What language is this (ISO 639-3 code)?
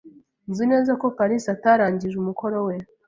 kin